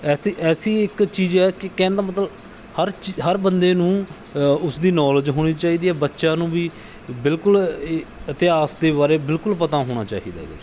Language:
Punjabi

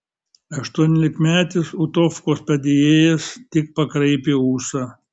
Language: Lithuanian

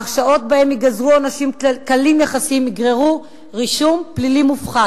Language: Hebrew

